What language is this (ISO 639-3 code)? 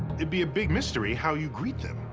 eng